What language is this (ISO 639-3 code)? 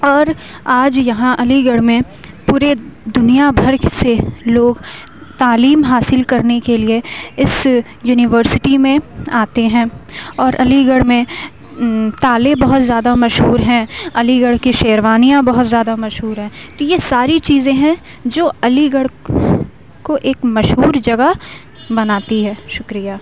urd